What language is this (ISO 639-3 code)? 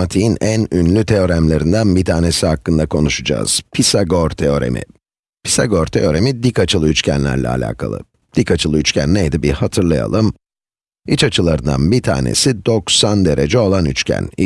tur